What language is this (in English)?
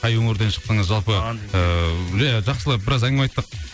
Kazakh